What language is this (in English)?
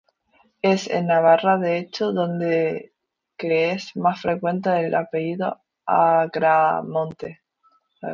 Spanish